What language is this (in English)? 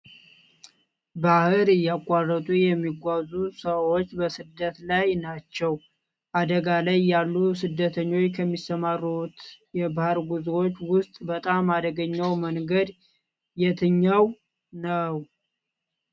Amharic